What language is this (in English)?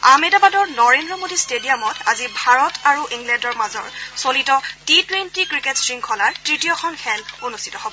Assamese